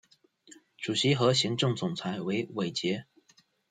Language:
Chinese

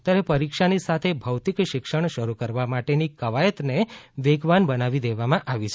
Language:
Gujarati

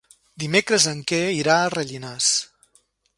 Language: Catalan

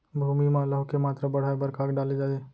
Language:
Chhattisgarhi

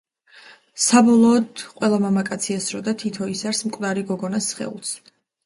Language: Georgian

